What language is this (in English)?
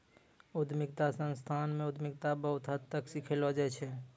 Maithili